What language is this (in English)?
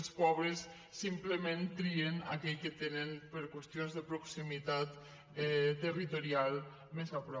Catalan